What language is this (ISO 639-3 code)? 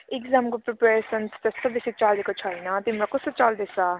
nep